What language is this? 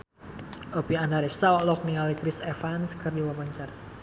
Sundanese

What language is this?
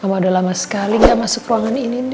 Indonesian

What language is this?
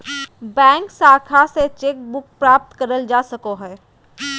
Magahi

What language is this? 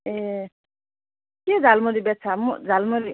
Nepali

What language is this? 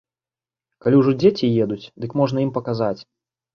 Belarusian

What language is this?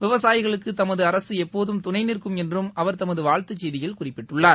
Tamil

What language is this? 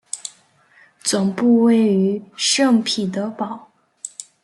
Chinese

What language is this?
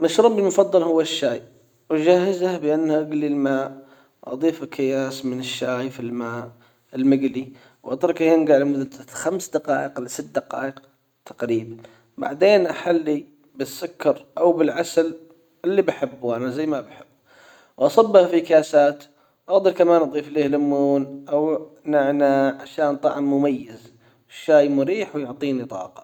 Hijazi Arabic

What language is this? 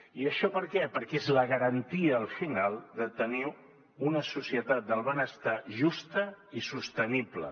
Catalan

